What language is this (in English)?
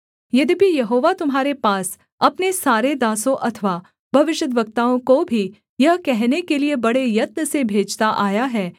Hindi